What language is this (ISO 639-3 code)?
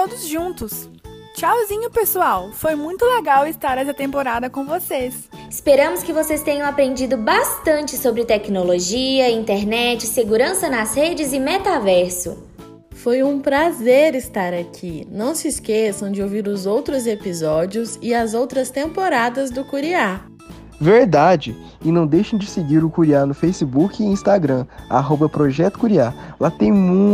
por